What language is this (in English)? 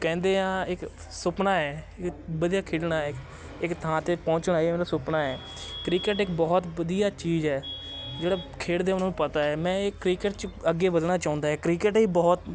Punjabi